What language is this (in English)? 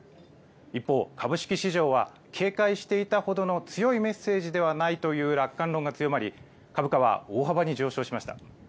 Japanese